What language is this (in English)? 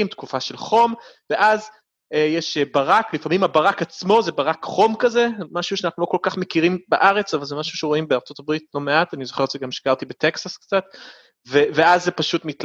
Hebrew